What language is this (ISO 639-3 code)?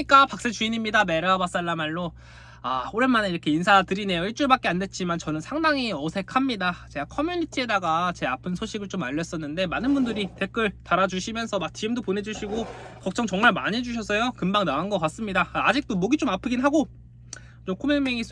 kor